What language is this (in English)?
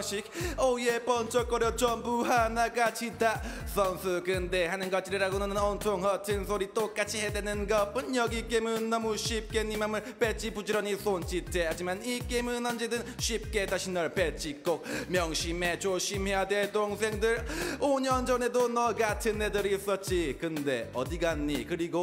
Korean